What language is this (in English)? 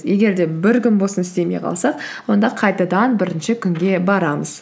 Kazakh